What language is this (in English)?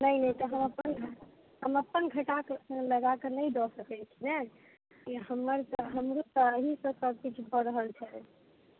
Maithili